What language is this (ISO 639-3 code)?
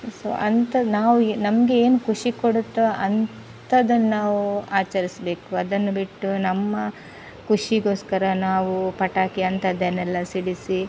kan